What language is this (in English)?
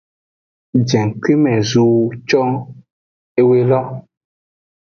Aja (Benin)